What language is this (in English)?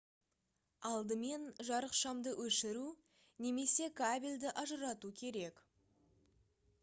Kazakh